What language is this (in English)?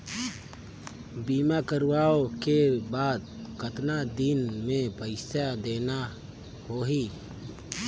Chhattisgarhi